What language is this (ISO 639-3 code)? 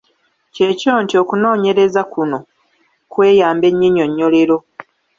lug